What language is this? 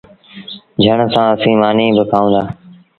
Sindhi Bhil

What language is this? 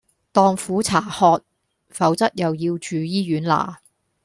Cantonese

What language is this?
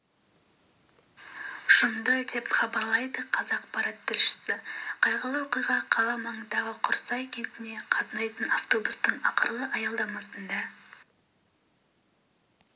Kazakh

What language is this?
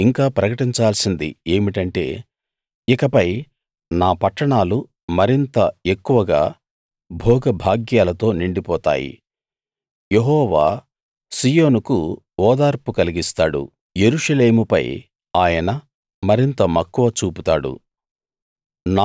Telugu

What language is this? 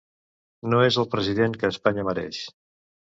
Catalan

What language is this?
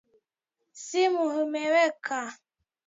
Swahili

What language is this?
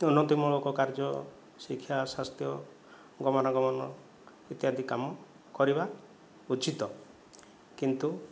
Odia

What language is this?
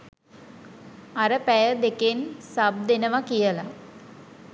Sinhala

